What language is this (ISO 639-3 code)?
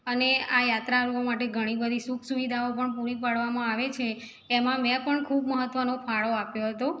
guj